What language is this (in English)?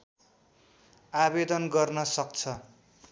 Nepali